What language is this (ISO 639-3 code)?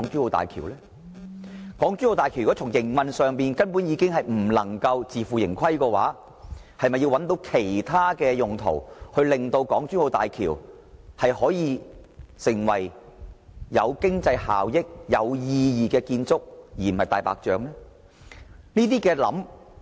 yue